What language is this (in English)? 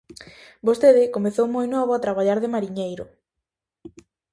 Galician